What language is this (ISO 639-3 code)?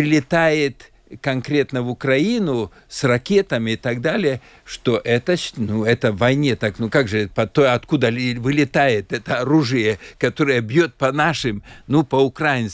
rus